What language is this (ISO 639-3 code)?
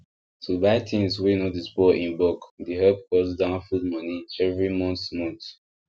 pcm